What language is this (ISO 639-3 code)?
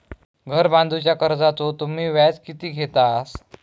mar